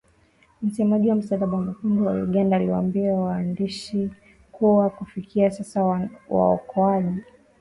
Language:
Swahili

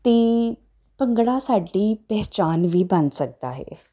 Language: Punjabi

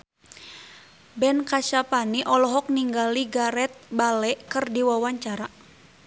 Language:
Sundanese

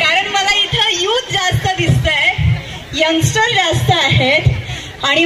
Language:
Hindi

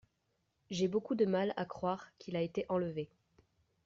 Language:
French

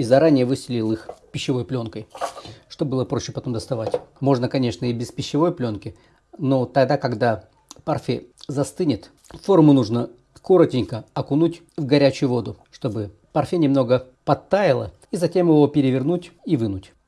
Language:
Russian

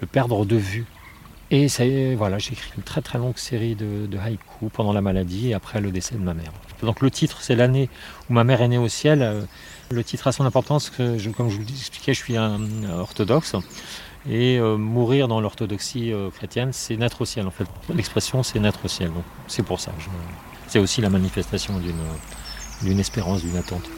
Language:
French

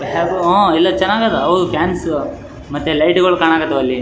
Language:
Kannada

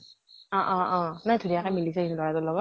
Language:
Assamese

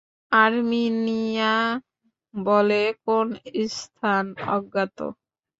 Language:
Bangla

